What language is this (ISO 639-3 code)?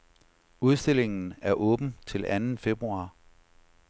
dan